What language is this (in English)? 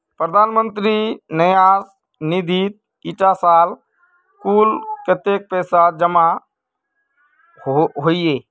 Magahi